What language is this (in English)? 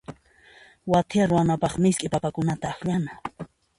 Puno Quechua